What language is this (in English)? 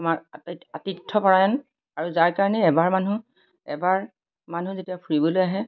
Assamese